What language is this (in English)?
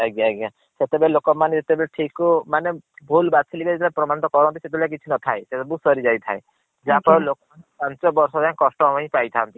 Odia